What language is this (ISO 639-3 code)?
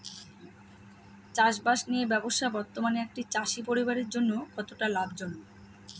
ben